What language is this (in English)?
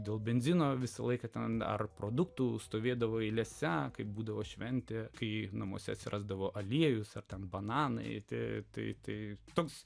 Lithuanian